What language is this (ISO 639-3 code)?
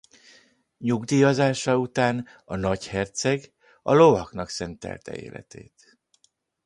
hun